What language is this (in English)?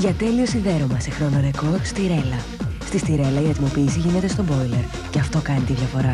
Greek